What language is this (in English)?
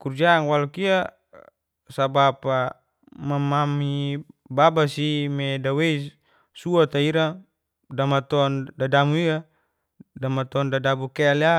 Geser-Gorom